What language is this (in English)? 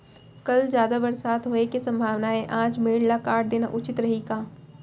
Chhattisgarhi